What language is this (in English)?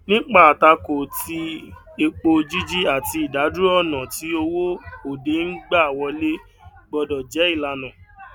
Yoruba